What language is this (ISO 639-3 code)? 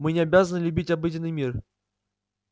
rus